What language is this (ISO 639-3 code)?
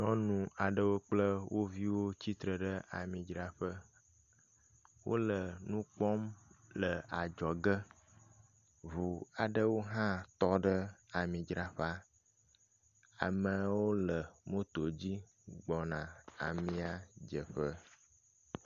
ewe